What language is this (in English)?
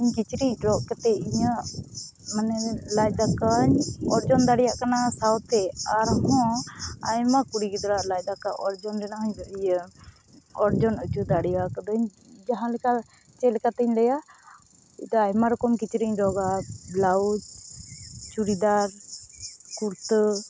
Santali